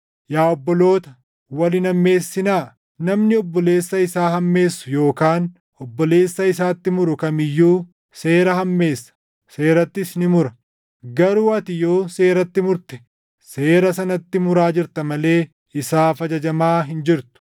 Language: Oromo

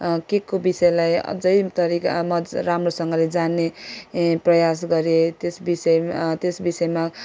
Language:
Nepali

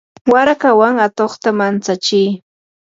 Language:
Yanahuanca Pasco Quechua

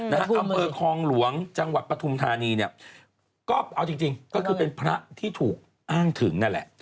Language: Thai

